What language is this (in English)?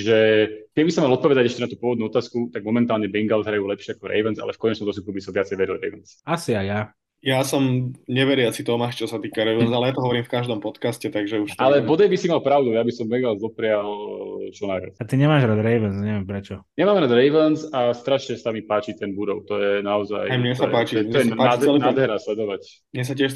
Slovak